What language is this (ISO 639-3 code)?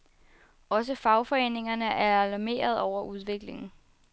dan